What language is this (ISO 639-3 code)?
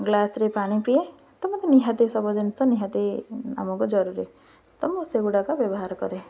ori